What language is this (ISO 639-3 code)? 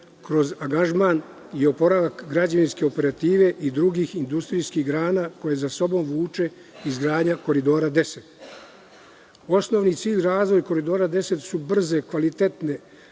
srp